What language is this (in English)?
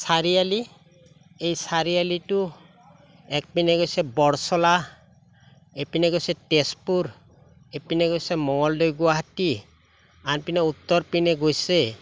Assamese